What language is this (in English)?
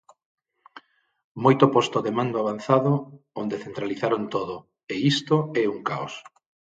Galician